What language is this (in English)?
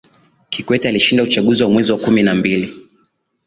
Swahili